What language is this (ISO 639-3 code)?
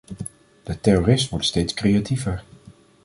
nld